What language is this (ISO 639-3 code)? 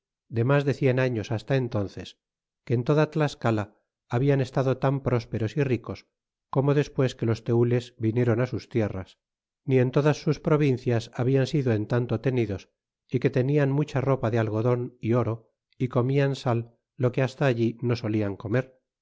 spa